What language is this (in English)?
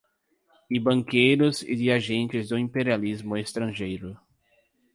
Portuguese